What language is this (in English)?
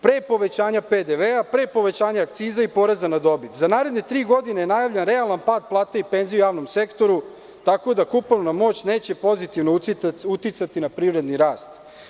Serbian